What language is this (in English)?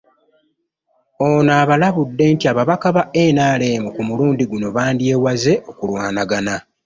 Ganda